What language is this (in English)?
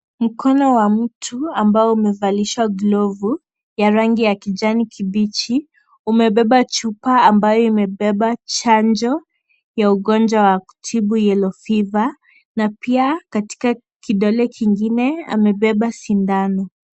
Swahili